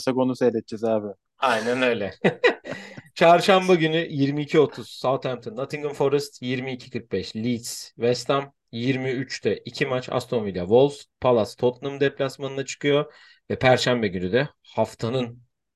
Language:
Turkish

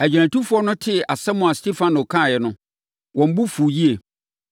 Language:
Akan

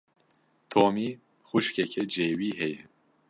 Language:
Kurdish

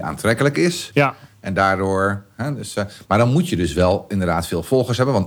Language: Dutch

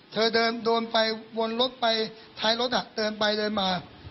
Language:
Thai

